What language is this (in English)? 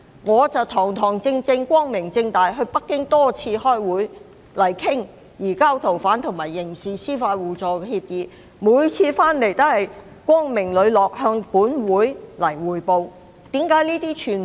Cantonese